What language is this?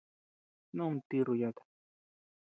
Tepeuxila Cuicatec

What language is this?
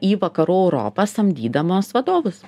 Lithuanian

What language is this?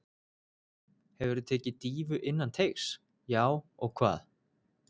Icelandic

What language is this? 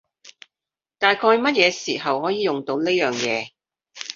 Cantonese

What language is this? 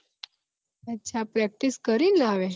Gujarati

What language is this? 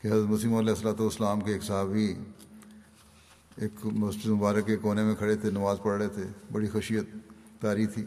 Urdu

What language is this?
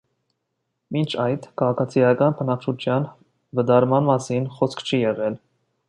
Armenian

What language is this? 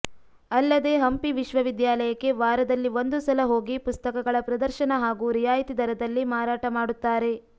Kannada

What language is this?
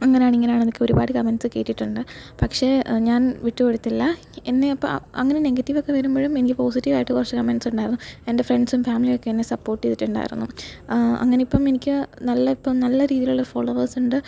Malayalam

